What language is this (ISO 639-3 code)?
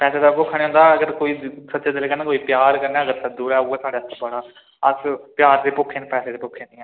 doi